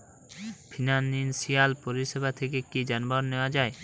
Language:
Bangla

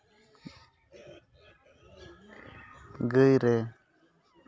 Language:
Santali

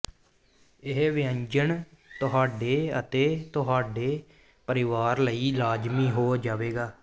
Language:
Punjabi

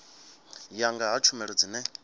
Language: Venda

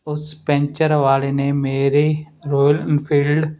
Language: Punjabi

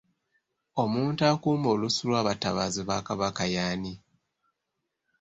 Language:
Ganda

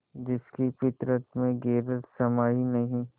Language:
Hindi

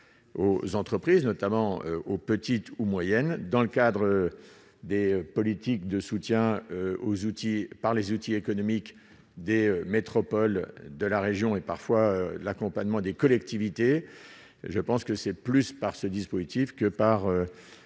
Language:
French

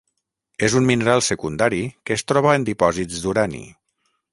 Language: Catalan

